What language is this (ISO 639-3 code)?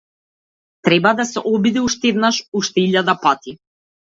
mkd